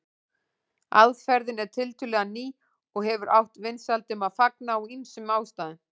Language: Icelandic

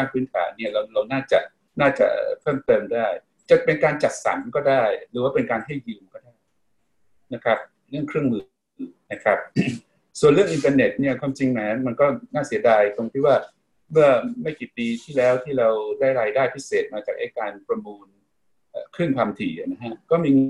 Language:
Thai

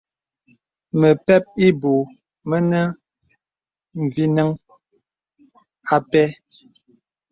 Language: Bebele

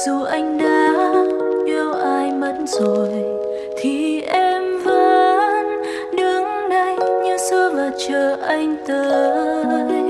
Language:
Vietnamese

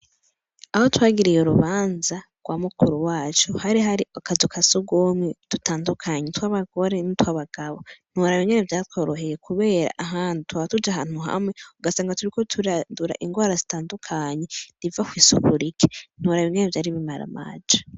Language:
Rundi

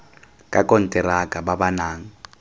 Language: Tswana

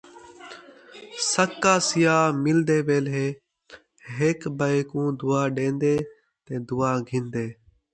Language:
Saraiki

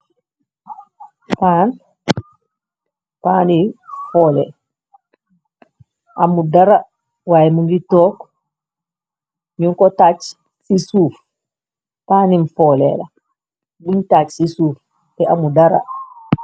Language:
Wolof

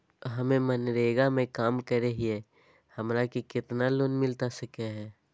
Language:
Magahi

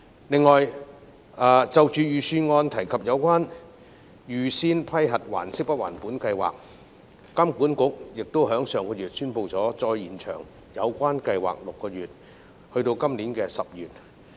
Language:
Cantonese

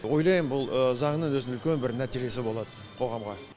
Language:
Kazakh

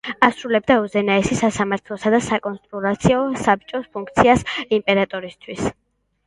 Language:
Georgian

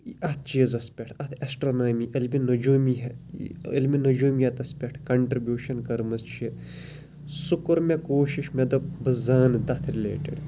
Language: Kashmiri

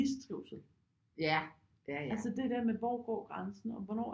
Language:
Danish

